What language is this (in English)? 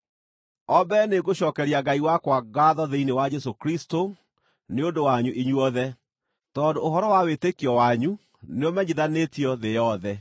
Kikuyu